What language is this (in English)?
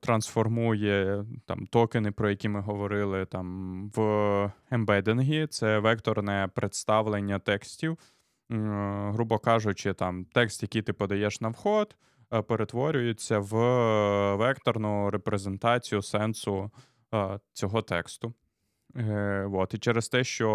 Ukrainian